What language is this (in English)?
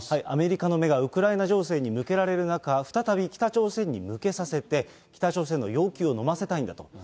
Japanese